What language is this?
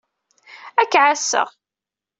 Kabyle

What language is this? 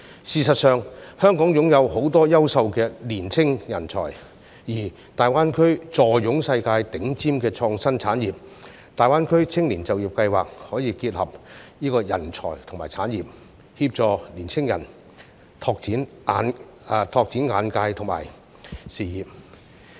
Cantonese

